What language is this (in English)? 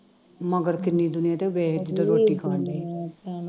Punjabi